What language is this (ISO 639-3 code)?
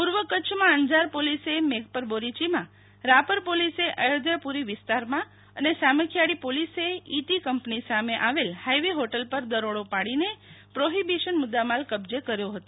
guj